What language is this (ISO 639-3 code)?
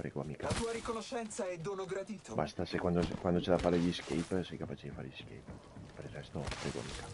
ita